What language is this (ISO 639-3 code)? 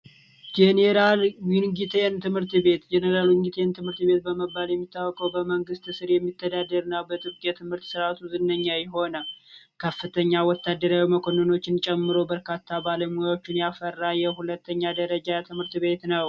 amh